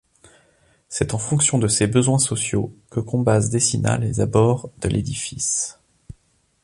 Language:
French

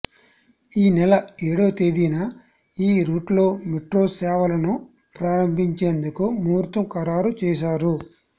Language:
Telugu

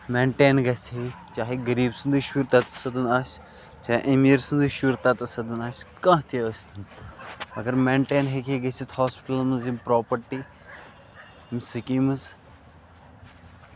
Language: Kashmiri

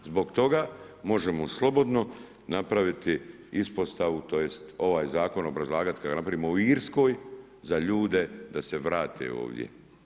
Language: Croatian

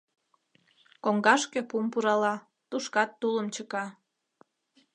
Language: Mari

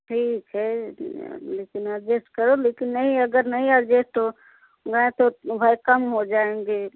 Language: Hindi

